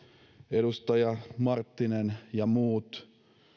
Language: Finnish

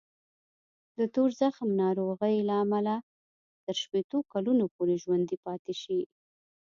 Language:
Pashto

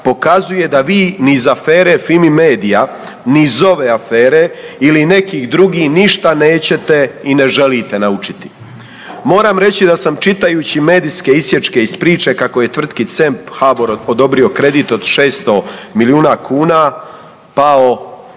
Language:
Croatian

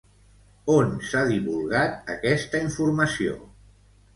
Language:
Catalan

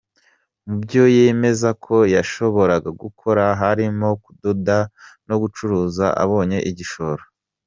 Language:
Kinyarwanda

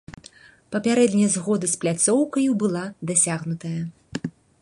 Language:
Belarusian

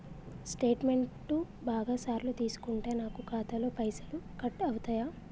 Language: Telugu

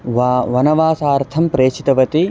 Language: Sanskrit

